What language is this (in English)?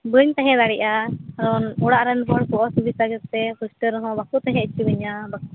Santali